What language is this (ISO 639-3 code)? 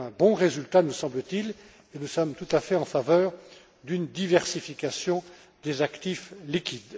fra